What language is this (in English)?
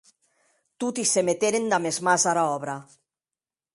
Occitan